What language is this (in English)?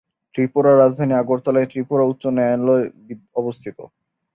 Bangla